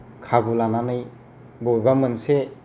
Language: Bodo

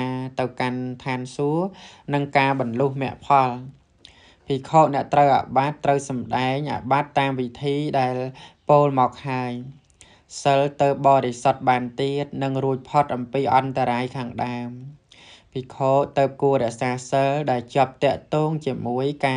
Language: Thai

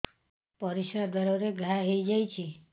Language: Odia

